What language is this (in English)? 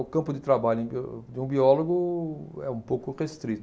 Portuguese